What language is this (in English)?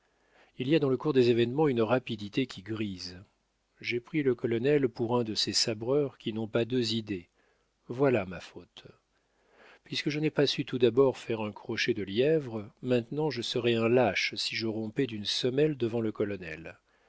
French